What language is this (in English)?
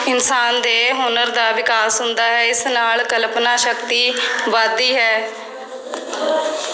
Punjabi